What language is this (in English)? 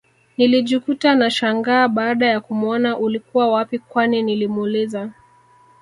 Swahili